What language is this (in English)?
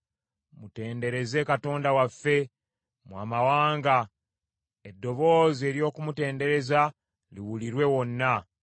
Ganda